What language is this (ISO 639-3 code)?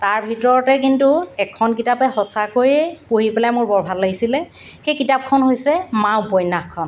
asm